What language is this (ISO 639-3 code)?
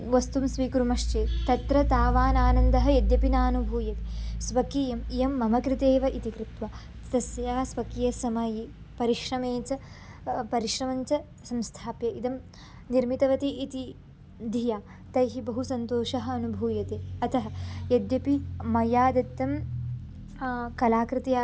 san